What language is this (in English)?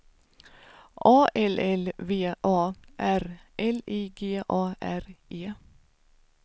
Swedish